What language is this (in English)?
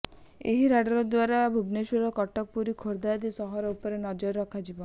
Odia